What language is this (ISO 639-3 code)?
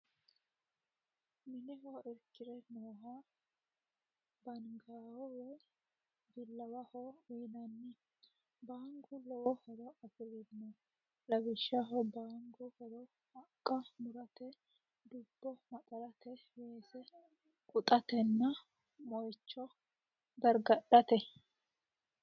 sid